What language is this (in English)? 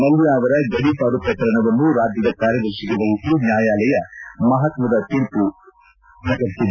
Kannada